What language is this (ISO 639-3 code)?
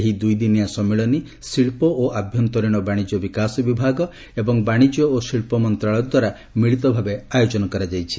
ori